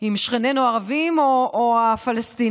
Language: Hebrew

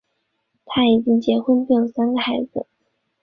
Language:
Chinese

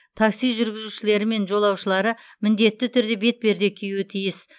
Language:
Kazakh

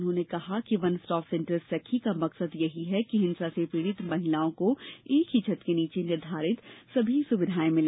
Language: Hindi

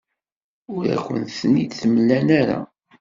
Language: Kabyle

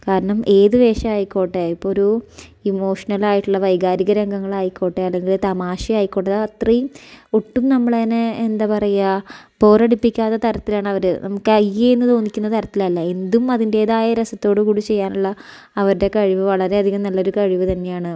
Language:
Malayalam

